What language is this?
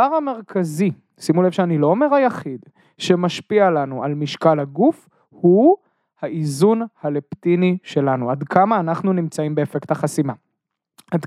Hebrew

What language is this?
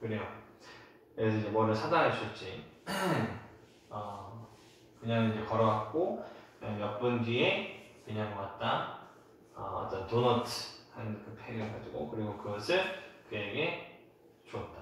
Korean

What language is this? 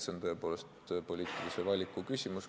Estonian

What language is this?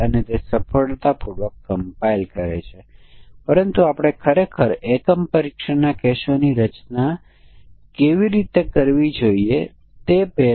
Gujarati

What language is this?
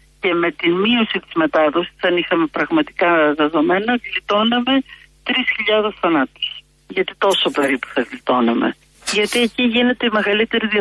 Greek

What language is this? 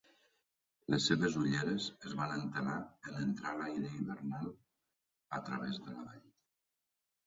Catalan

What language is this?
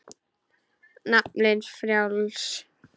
Icelandic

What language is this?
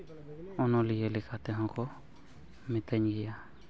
Santali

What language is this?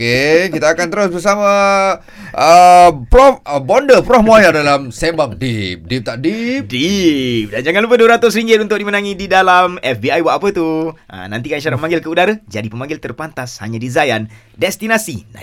Malay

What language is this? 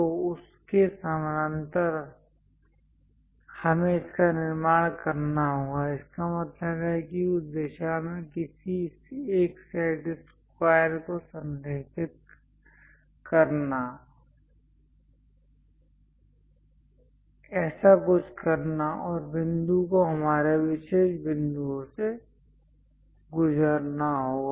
Hindi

